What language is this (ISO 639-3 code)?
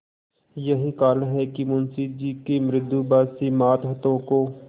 hin